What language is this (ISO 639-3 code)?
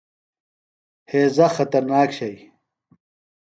phl